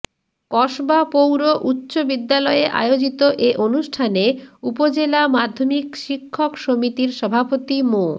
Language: Bangla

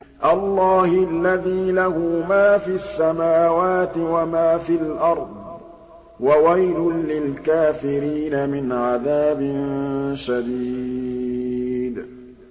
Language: Arabic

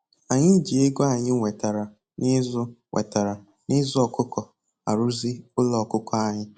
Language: Igbo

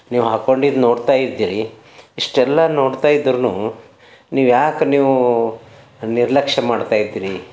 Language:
Kannada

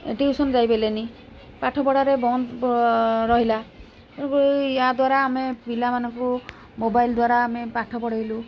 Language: Odia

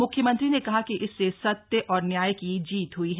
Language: Hindi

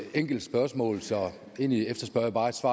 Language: Danish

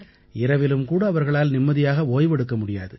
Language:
Tamil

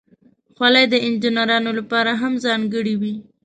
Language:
Pashto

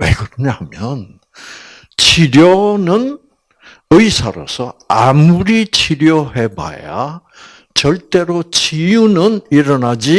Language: Korean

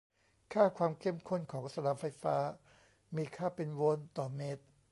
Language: Thai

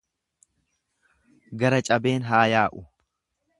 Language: Oromo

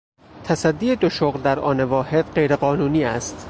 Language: Persian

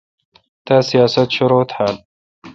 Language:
Kalkoti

